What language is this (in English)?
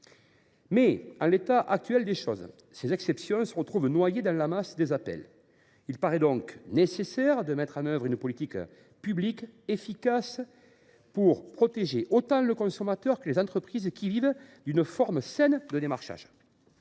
French